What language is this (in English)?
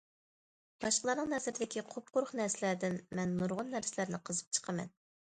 Uyghur